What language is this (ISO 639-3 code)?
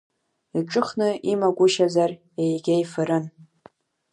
abk